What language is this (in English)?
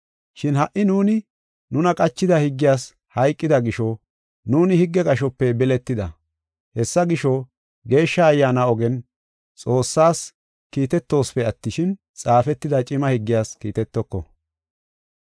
Gofa